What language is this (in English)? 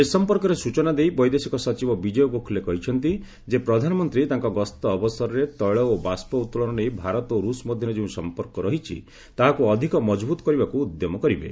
Odia